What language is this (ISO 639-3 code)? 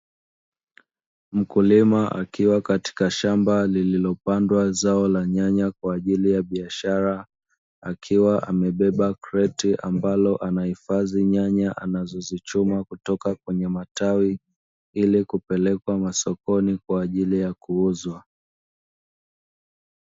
swa